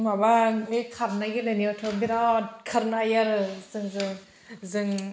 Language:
Bodo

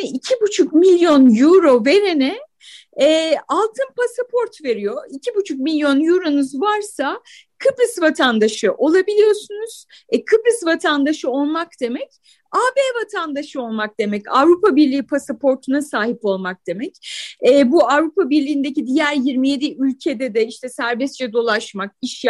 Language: Turkish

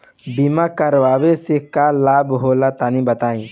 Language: Bhojpuri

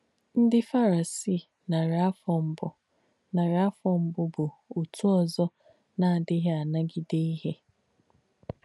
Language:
Igbo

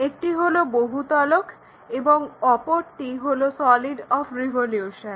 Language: Bangla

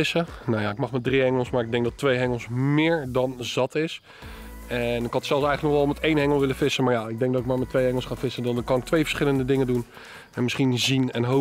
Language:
Dutch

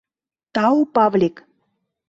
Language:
Mari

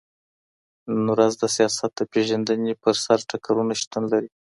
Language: Pashto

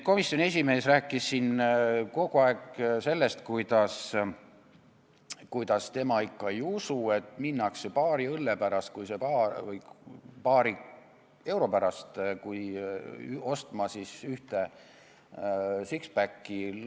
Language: Estonian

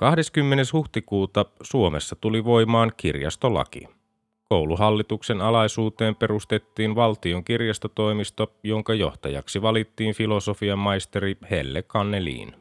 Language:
Finnish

